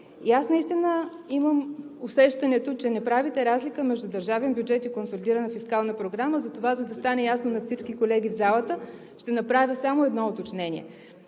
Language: Bulgarian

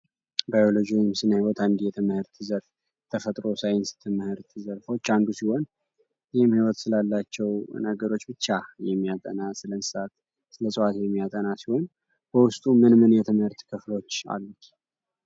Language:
Amharic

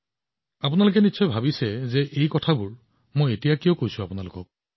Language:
Assamese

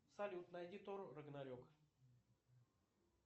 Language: Russian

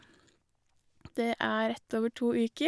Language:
Norwegian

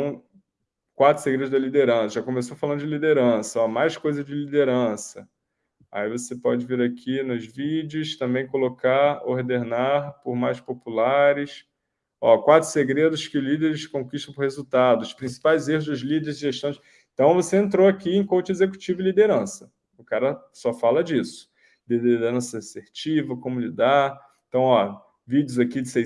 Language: Portuguese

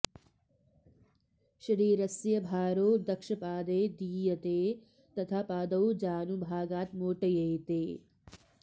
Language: Sanskrit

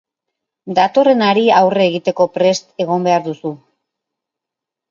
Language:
Basque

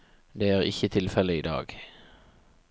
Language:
Norwegian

